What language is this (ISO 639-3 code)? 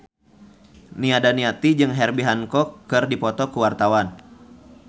sun